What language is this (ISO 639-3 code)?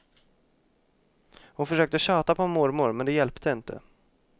swe